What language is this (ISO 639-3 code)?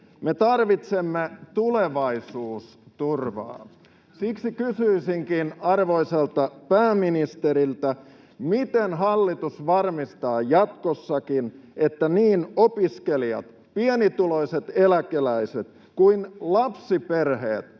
fin